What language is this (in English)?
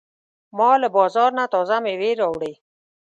Pashto